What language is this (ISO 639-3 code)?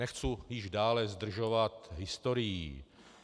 ces